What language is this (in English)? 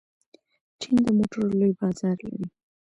Pashto